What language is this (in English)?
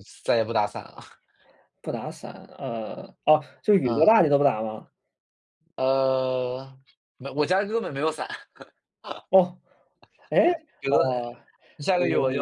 Chinese